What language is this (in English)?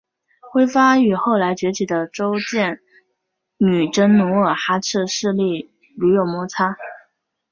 Chinese